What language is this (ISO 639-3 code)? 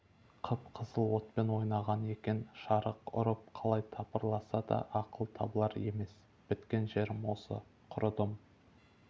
kaz